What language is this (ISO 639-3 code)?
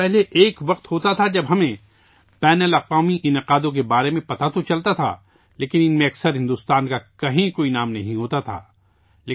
urd